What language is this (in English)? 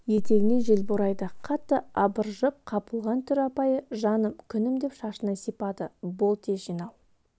Kazakh